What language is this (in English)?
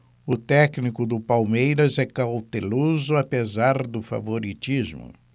Portuguese